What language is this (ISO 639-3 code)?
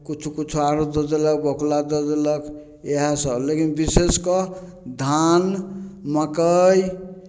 mai